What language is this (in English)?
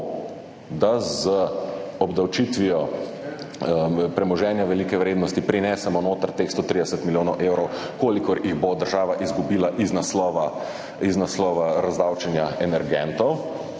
Slovenian